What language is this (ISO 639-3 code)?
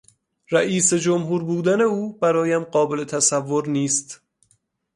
fas